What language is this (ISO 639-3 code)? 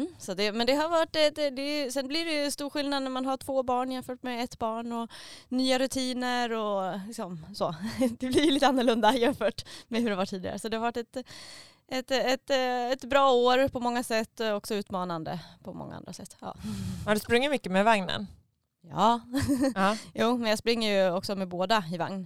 swe